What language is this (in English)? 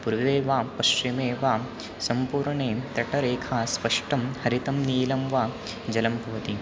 Sanskrit